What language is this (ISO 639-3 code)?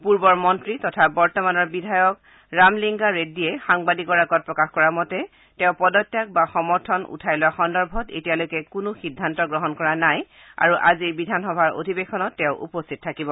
asm